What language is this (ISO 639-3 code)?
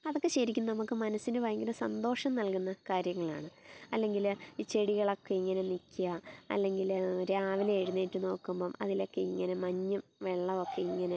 mal